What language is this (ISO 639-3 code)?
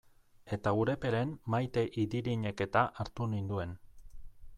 eus